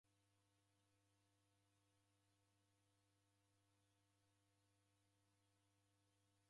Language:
Taita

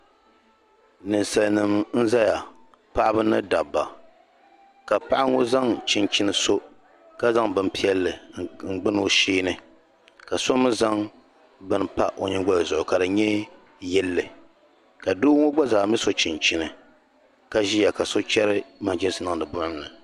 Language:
Dagbani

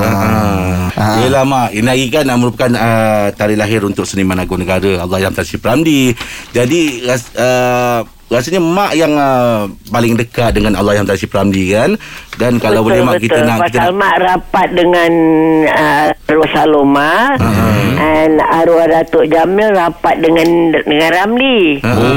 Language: Malay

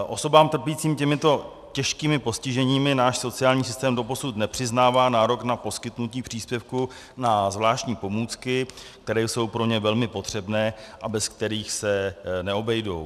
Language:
Czech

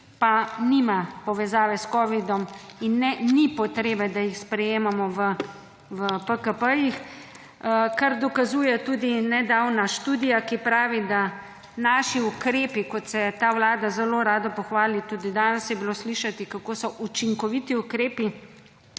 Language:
Slovenian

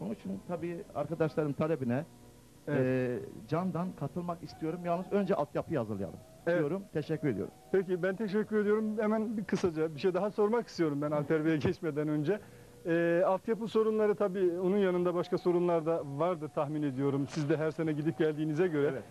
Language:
Turkish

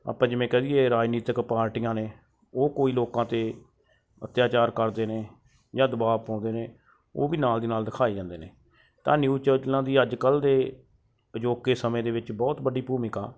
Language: Punjabi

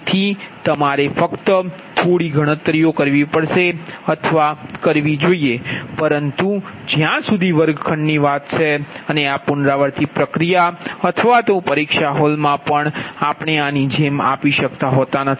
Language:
Gujarati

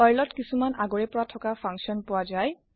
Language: Assamese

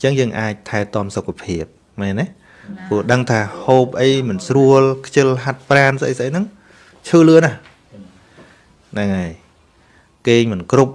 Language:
Vietnamese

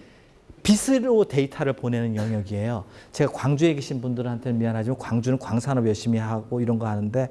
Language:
Korean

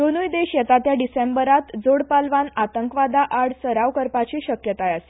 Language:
Konkani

